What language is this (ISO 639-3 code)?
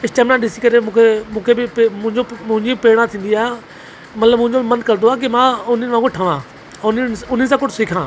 snd